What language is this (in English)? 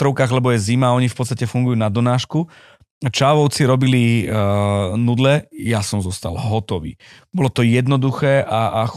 Slovak